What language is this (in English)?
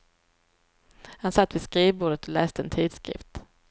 Swedish